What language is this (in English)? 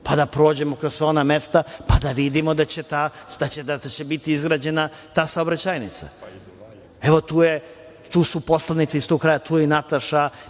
Serbian